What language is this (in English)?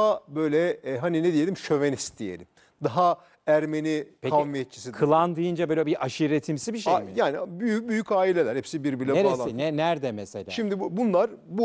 Turkish